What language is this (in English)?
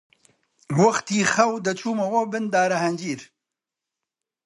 Central Kurdish